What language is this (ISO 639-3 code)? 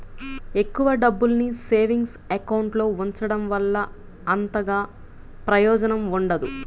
tel